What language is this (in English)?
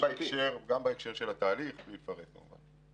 Hebrew